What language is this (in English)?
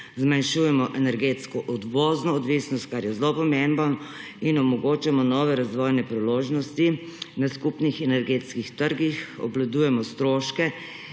Slovenian